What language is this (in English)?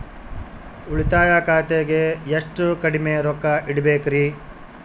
Kannada